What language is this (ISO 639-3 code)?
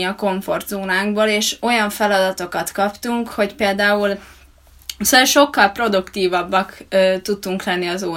hun